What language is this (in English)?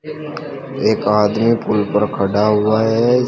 Hindi